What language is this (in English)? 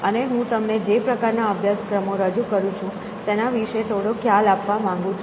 Gujarati